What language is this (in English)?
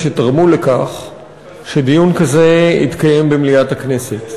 Hebrew